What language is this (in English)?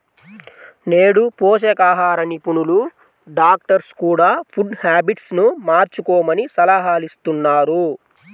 Telugu